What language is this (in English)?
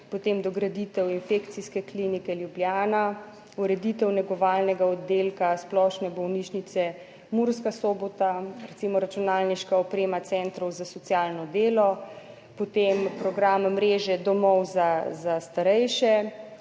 Slovenian